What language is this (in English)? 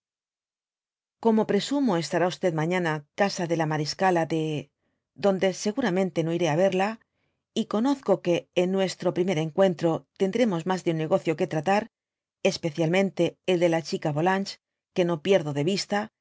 Spanish